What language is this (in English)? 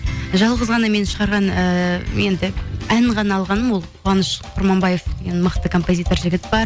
Kazakh